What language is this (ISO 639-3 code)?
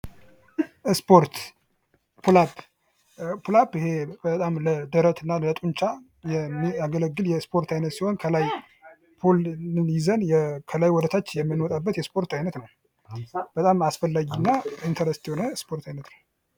amh